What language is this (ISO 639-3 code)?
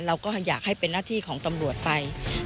tha